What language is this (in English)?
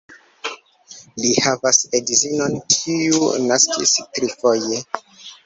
Esperanto